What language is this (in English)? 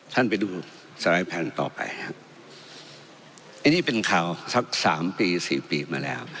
Thai